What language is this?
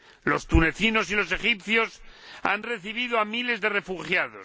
Spanish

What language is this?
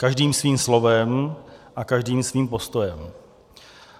Czech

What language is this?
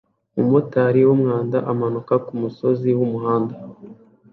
Kinyarwanda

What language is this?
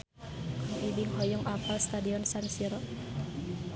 Sundanese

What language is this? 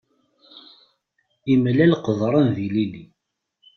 Kabyle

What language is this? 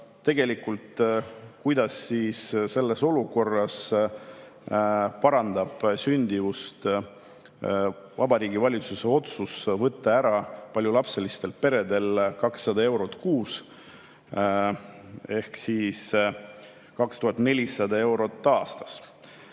Estonian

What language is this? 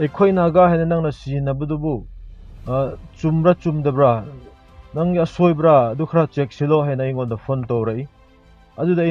Filipino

